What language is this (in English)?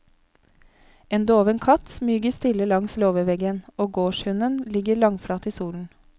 Norwegian